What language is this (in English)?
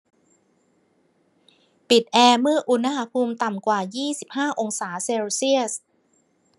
Thai